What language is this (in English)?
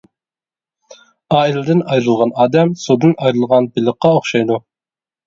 Uyghur